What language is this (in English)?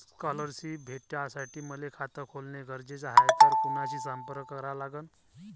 Marathi